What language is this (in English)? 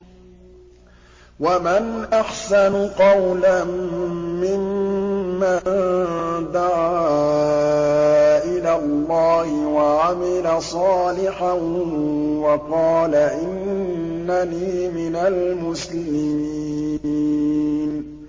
Arabic